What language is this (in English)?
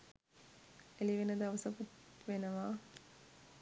Sinhala